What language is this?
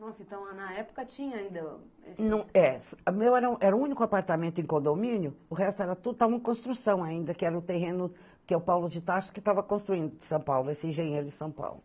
Portuguese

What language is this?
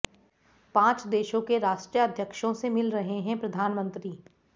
Hindi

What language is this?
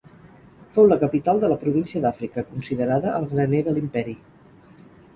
Catalan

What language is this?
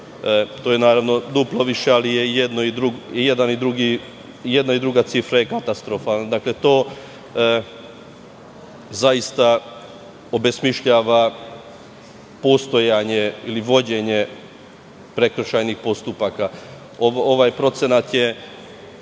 Serbian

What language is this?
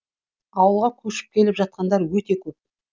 Kazakh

